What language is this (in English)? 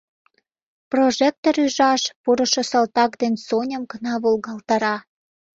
Mari